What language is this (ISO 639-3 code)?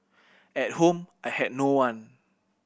eng